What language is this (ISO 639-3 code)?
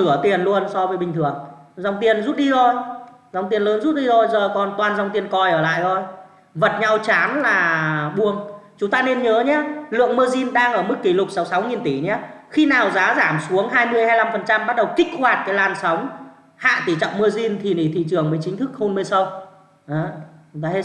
vie